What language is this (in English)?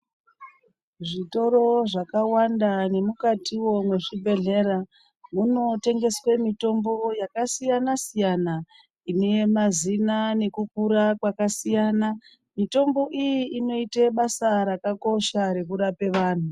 Ndau